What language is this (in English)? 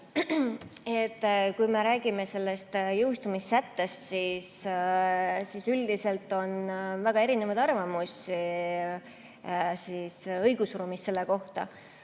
Estonian